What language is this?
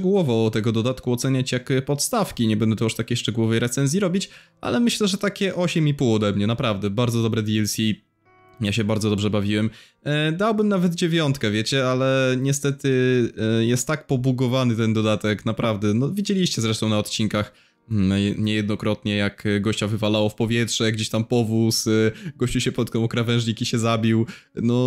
Polish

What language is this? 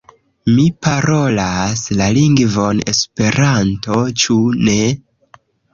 Esperanto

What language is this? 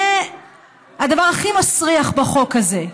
Hebrew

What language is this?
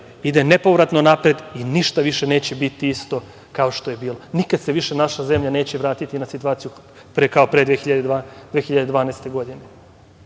Serbian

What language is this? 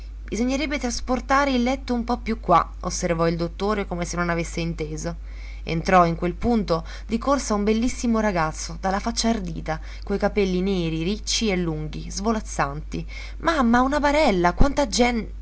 Italian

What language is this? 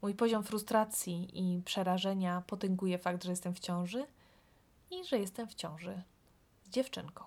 Polish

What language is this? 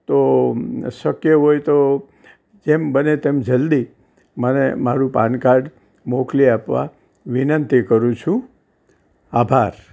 Gujarati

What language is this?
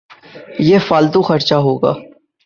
Urdu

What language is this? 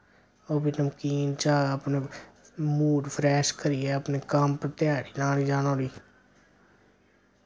Dogri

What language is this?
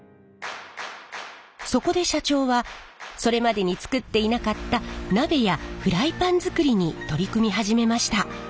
Japanese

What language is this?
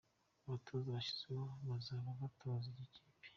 Kinyarwanda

